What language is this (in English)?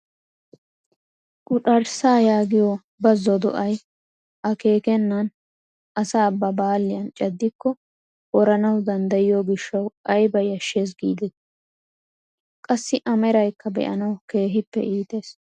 Wolaytta